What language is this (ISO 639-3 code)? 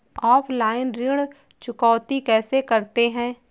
hin